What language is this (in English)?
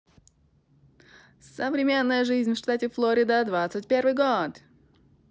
Russian